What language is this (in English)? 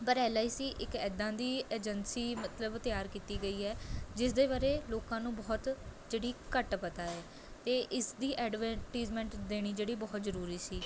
Punjabi